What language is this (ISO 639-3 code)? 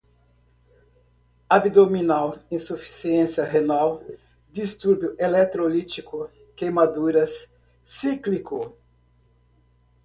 por